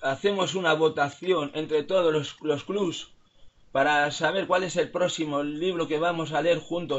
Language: Spanish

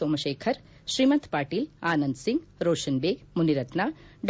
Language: Kannada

